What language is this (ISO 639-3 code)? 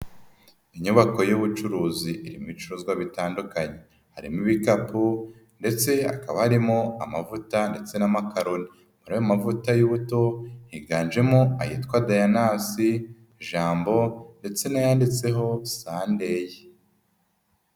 kin